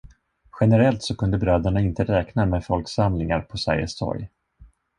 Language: Swedish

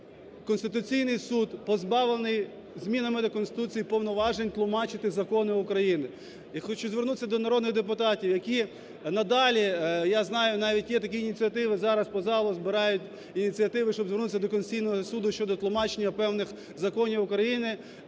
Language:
Ukrainian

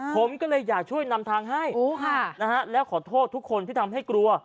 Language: Thai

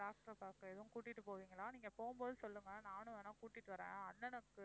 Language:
Tamil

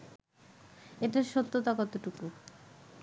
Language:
Bangla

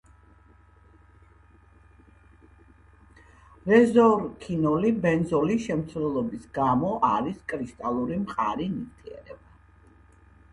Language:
Georgian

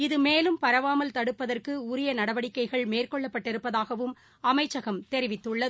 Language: Tamil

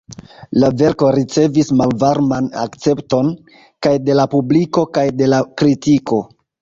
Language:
Esperanto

